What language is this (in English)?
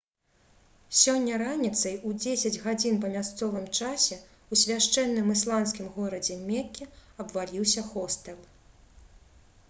Belarusian